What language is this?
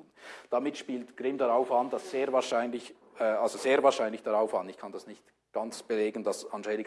German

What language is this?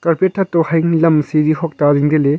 Wancho Naga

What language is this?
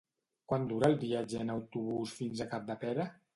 Catalan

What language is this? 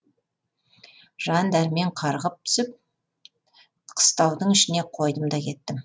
Kazakh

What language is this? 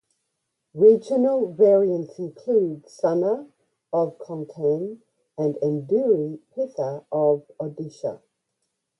English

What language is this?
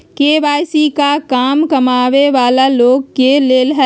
Magahi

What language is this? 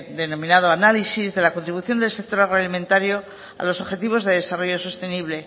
Spanish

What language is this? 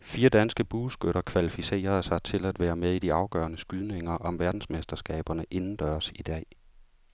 Danish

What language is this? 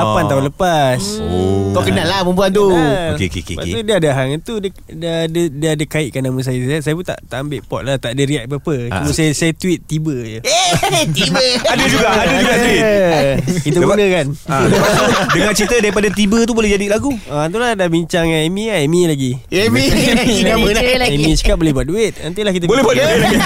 Malay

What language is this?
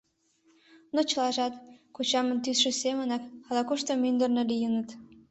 Mari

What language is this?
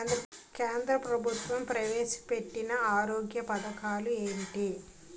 Telugu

